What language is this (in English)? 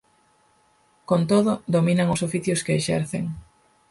Galician